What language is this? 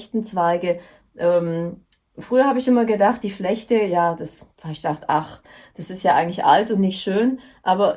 German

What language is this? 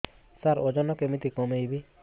Odia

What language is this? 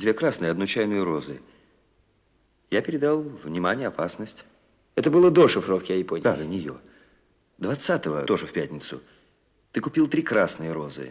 Russian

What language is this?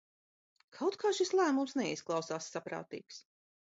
Latvian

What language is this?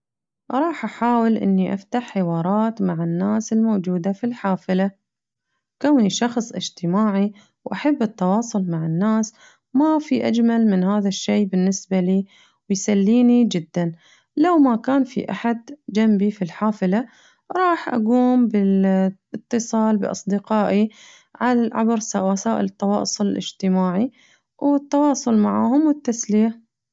Najdi Arabic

